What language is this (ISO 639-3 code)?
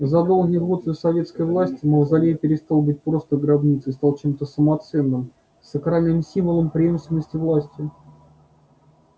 rus